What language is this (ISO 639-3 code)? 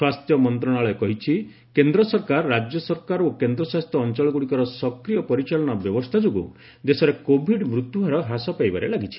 ori